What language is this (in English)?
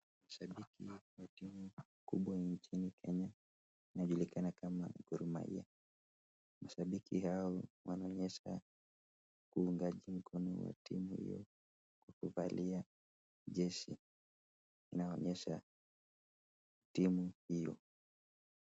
Swahili